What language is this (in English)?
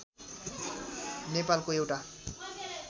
Nepali